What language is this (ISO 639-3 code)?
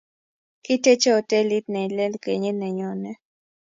kln